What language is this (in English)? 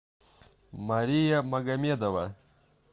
Russian